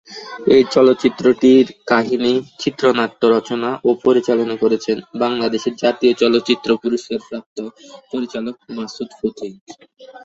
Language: Bangla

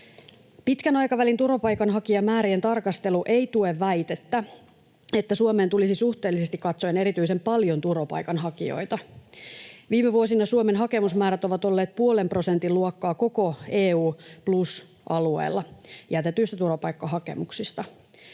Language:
Finnish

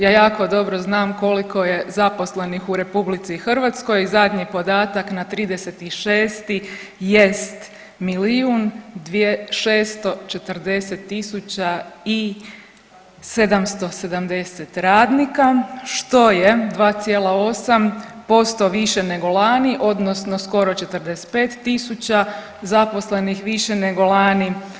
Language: Croatian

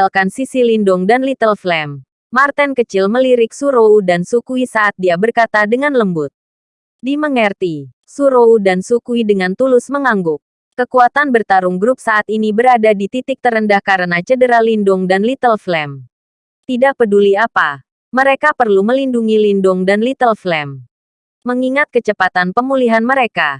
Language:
Indonesian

